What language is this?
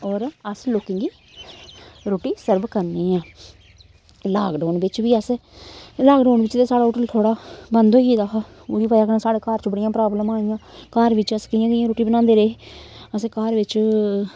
Dogri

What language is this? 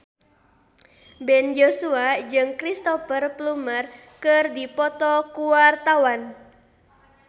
Sundanese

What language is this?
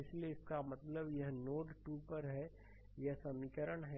Hindi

